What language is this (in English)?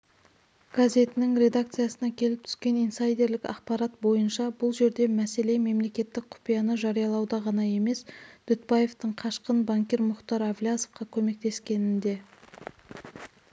Kazakh